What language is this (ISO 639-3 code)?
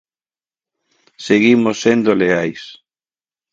glg